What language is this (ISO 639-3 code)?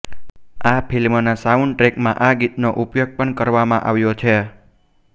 guj